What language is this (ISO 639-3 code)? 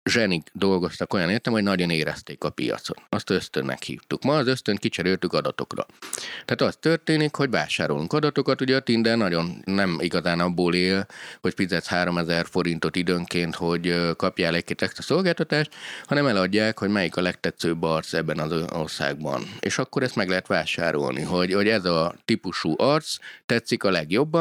hun